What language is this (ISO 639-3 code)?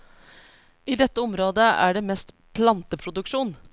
nor